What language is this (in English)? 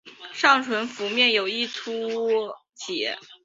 Chinese